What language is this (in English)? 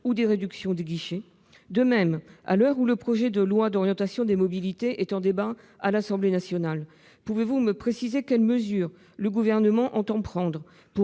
French